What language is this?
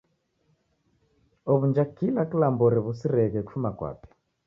Taita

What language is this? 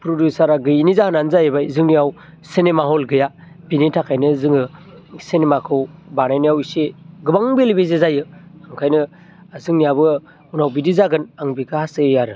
Bodo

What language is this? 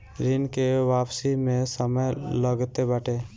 Bhojpuri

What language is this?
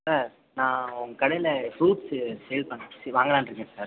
Tamil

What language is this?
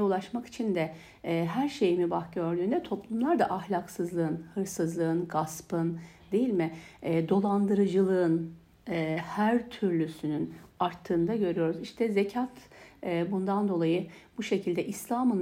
Turkish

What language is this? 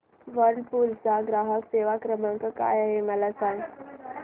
Marathi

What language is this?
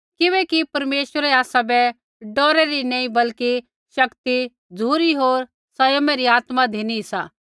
Kullu Pahari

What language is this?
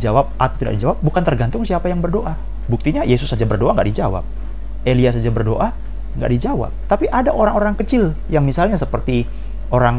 Indonesian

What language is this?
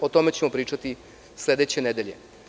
Serbian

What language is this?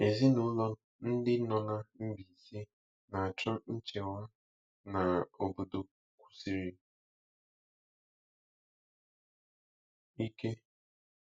Igbo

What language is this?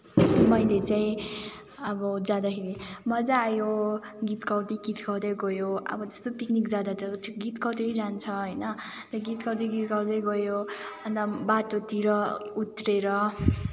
Nepali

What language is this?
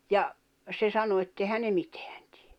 Finnish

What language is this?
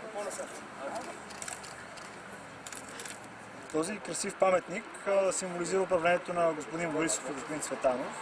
Bulgarian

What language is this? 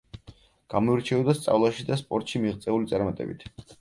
Georgian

